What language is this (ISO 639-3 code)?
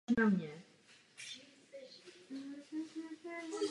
ces